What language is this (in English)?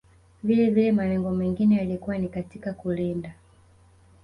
Swahili